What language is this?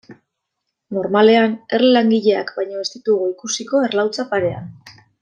Basque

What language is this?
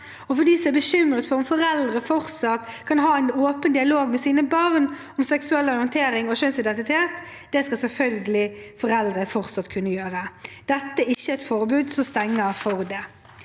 Norwegian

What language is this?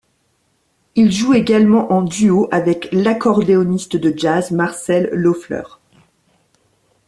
French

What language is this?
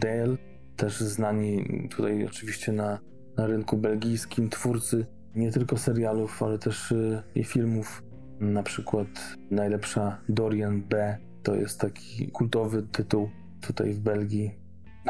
Polish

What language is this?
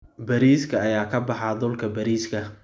Somali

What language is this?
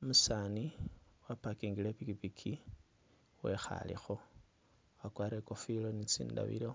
Masaaba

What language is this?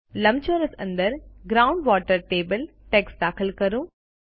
Gujarati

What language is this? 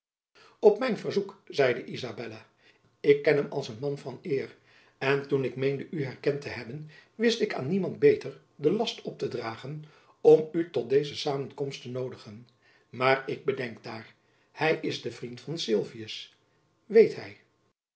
Dutch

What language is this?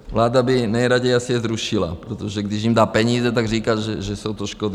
Czech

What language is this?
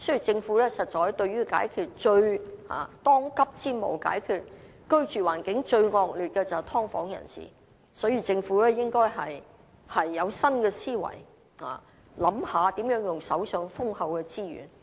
Cantonese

